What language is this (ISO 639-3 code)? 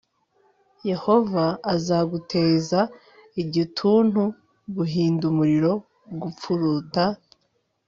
kin